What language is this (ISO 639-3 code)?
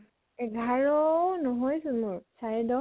asm